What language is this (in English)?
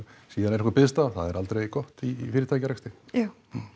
Icelandic